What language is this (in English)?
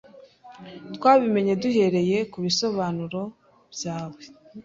Kinyarwanda